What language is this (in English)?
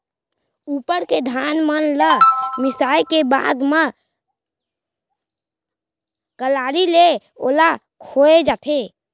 Chhattisgarhi